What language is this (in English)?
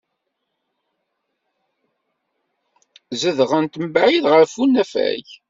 Kabyle